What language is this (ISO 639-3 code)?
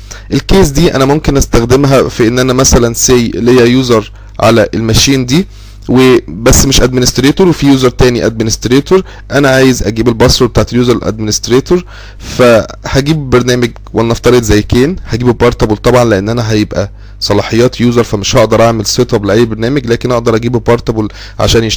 ara